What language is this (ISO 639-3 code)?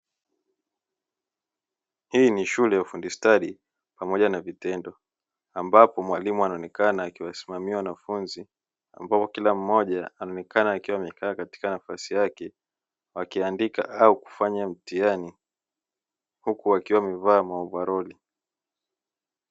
swa